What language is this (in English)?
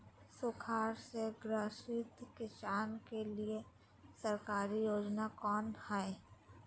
Magahi